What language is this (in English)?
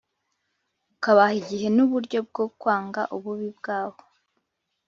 Kinyarwanda